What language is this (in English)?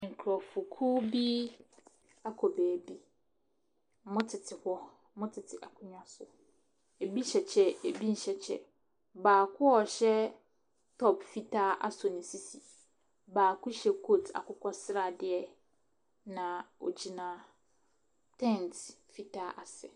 Akan